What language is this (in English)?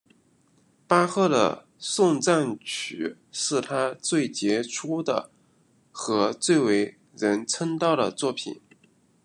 Chinese